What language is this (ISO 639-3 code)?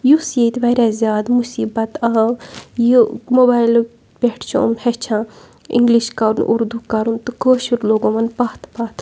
kas